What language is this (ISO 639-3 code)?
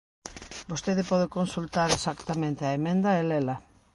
glg